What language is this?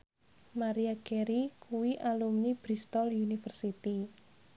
Javanese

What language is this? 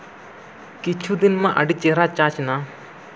Santali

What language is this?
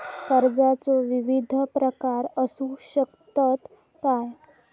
Marathi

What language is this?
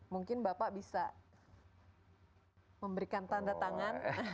Indonesian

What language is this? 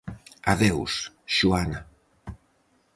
Galician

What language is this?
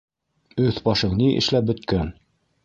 Bashkir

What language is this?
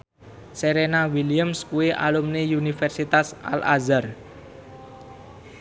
Javanese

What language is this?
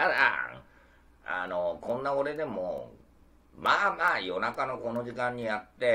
Japanese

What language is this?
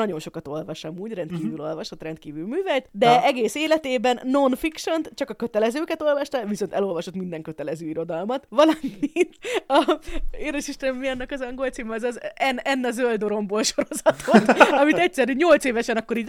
Hungarian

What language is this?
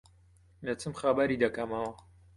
Central Kurdish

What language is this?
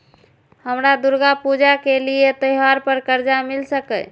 Maithili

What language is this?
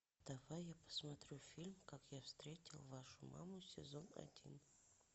Russian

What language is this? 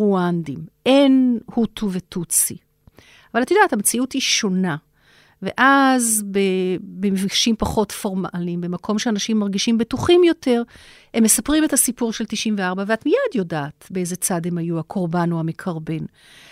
Hebrew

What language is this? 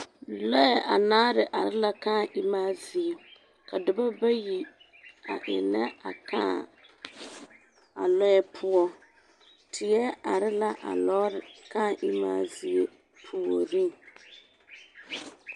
Southern Dagaare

